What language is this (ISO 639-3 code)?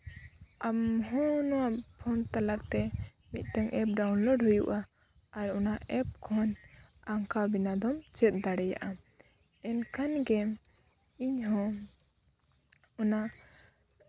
sat